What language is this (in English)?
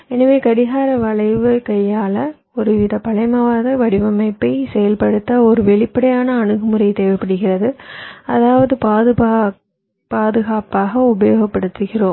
Tamil